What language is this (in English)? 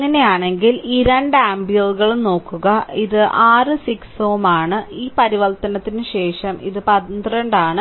Malayalam